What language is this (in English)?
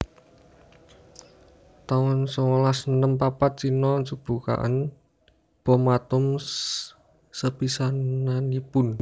Javanese